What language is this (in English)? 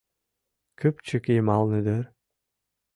Mari